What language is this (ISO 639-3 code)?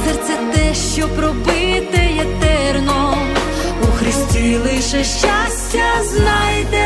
ukr